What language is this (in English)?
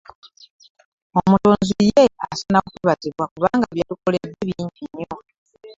Ganda